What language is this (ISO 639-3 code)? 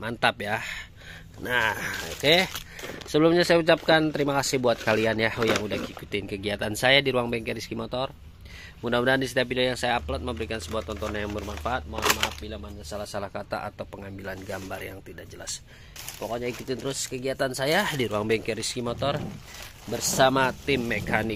ind